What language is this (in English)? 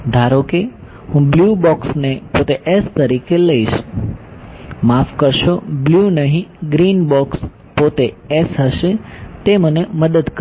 Gujarati